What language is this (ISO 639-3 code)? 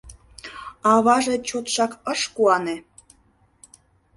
chm